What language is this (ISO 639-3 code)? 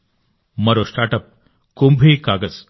tel